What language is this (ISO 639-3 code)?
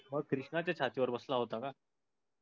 mar